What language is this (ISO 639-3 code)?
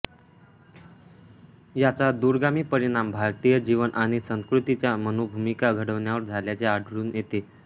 mar